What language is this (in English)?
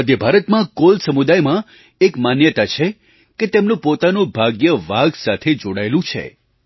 Gujarati